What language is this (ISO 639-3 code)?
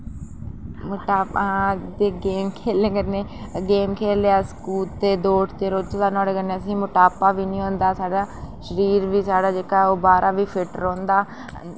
doi